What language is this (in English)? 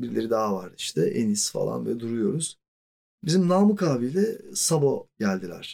Turkish